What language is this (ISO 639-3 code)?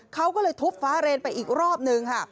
tha